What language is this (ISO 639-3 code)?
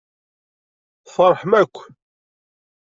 kab